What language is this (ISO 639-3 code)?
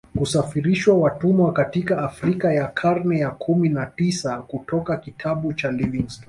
swa